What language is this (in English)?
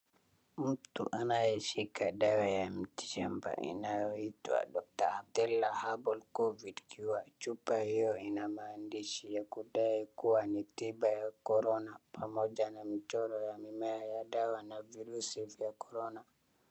Swahili